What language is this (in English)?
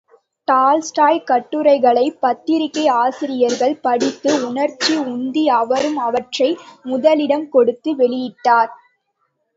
Tamil